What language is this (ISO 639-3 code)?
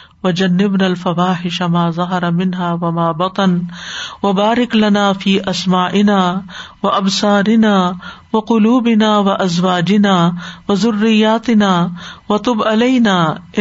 urd